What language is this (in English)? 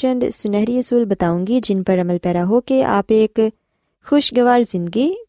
Urdu